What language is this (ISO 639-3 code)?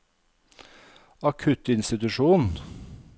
nor